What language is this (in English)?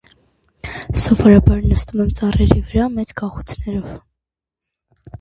Armenian